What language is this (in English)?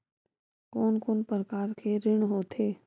Chhattisgarhi